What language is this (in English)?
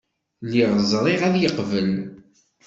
Kabyle